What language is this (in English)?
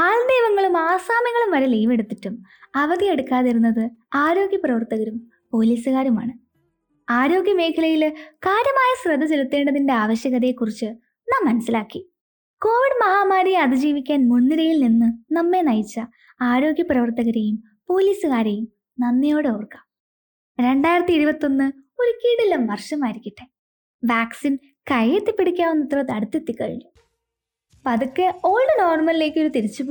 Malayalam